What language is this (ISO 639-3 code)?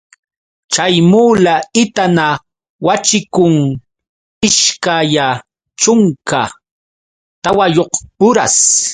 qux